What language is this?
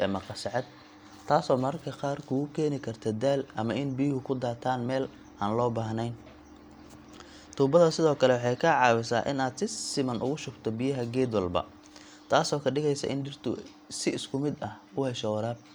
Somali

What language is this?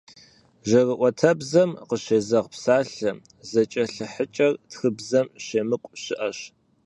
Kabardian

